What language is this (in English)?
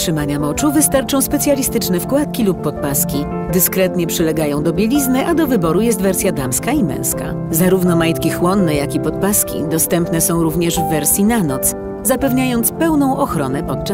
Polish